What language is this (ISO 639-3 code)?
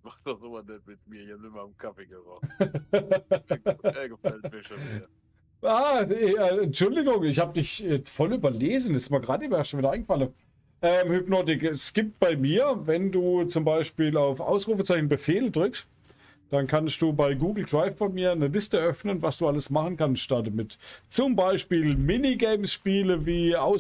deu